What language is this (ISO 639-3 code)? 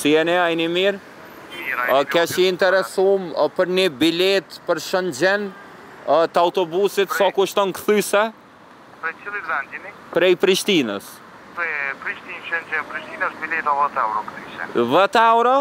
ron